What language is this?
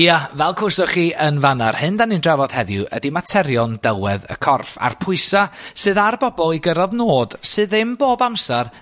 Welsh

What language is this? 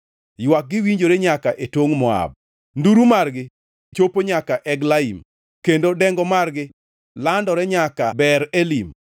Luo (Kenya and Tanzania)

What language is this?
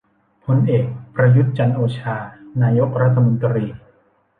Thai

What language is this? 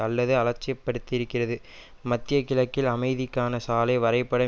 Tamil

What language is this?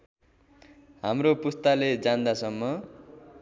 Nepali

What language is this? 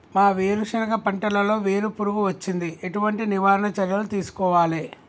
Telugu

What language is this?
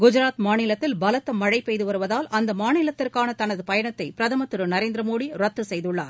Tamil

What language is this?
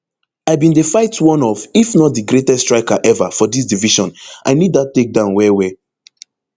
Nigerian Pidgin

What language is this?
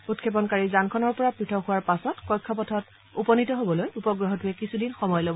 Assamese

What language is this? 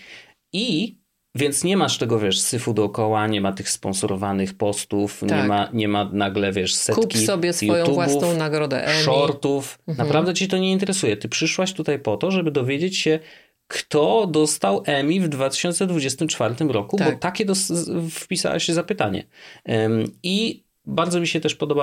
Polish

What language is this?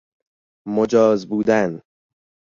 Persian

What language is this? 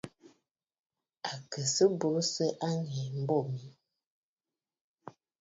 Bafut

